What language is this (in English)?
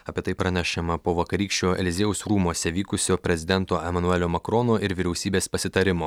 Lithuanian